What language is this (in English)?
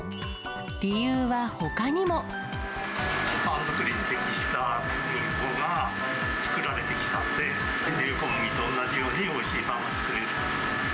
Japanese